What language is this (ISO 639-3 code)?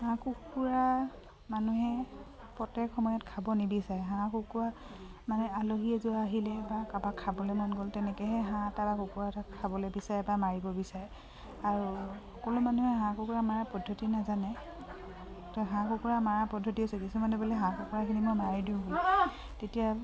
asm